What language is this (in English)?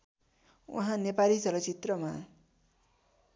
Nepali